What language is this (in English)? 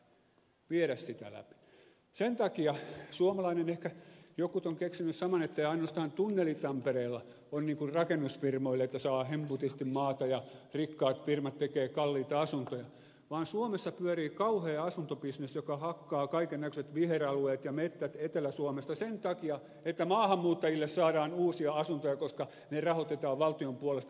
Finnish